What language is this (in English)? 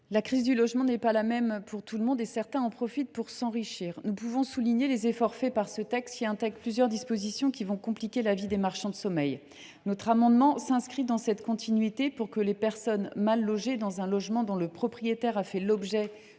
French